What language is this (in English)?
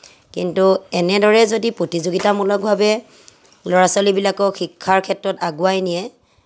Assamese